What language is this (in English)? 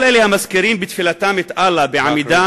Hebrew